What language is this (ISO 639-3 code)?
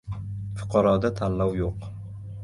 uzb